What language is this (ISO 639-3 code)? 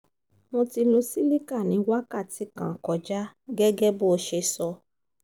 yor